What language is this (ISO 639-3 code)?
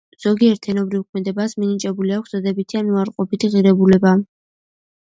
kat